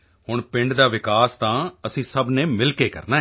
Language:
Punjabi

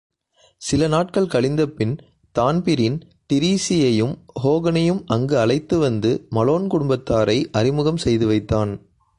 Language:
Tamil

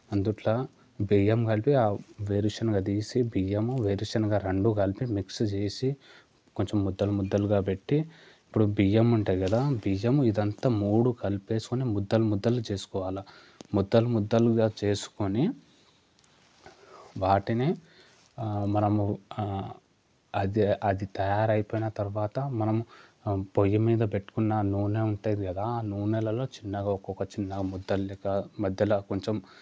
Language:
Telugu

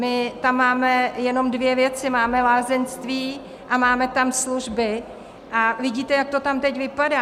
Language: Czech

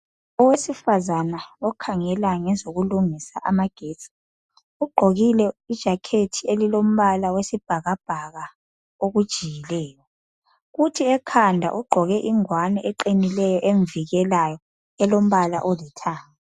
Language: North Ndebele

